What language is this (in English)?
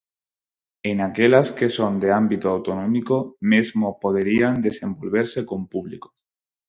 Galician